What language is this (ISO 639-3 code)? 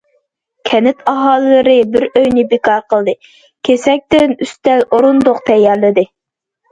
uig